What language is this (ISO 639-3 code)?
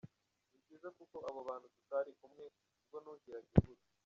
kin